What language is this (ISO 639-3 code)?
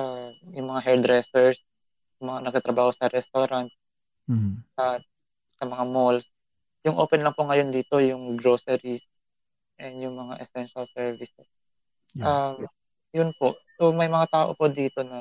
fil